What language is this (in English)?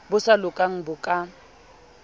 Southern Sotho